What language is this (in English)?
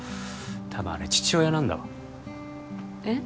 Japanese